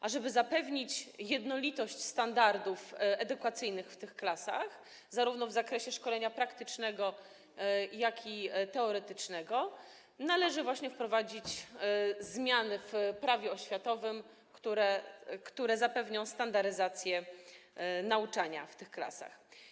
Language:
Polish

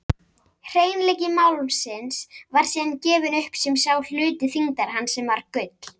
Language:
Icelandic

